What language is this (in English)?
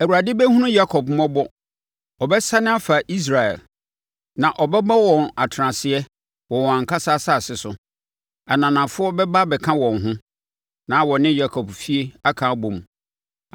Akan